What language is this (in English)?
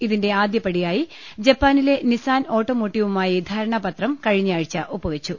Malayalam